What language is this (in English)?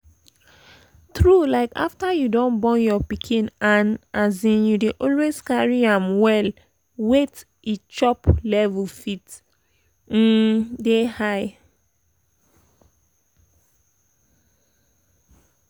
Nigerian Pidgin